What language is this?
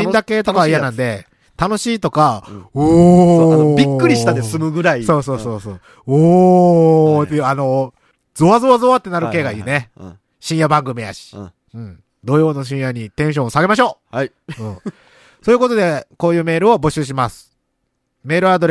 Japanese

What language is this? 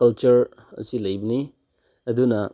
Manipuri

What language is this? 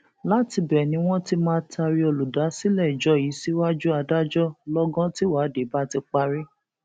Yoruba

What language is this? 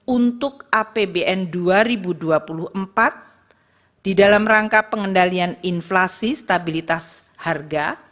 Indonesian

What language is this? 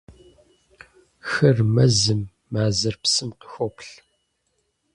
Kabardian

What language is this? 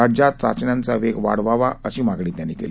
Marathi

